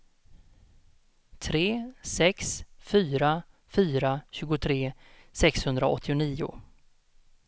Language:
Swedish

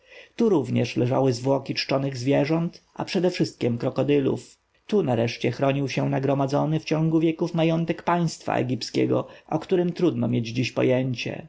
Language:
Polish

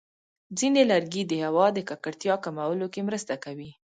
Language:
Pashto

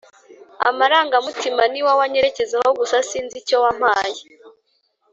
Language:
Kinyarwanda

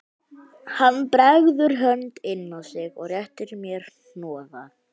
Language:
Icelandic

